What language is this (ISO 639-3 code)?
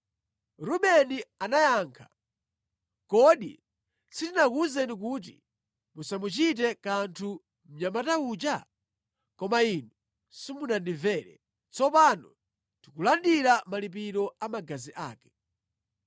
nya